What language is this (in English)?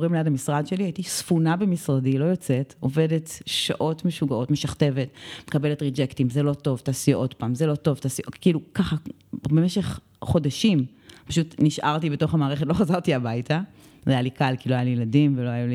Hebrew